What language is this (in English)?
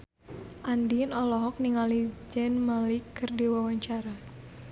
Sundanese